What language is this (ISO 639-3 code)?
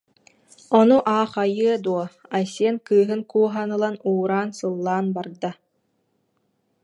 sah